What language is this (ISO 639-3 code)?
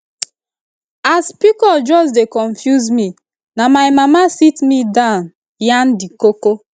pcm